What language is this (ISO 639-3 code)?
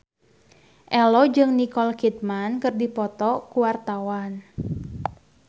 sun